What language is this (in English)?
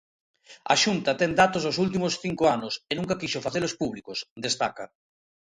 Galician